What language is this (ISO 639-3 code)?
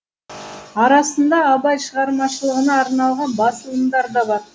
kaz